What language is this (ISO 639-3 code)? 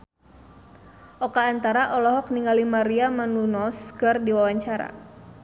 sun